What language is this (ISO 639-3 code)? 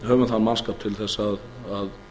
isl